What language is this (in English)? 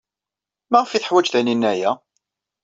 Kabyle